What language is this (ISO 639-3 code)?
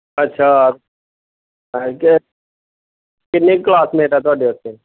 pan